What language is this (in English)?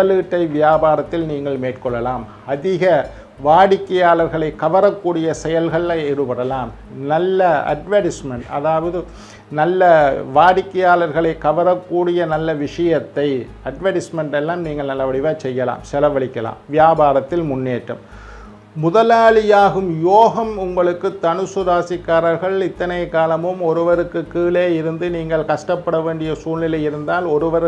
Indonesian